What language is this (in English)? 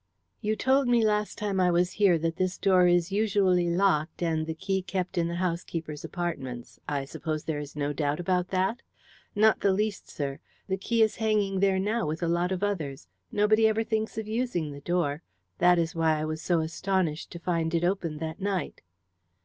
English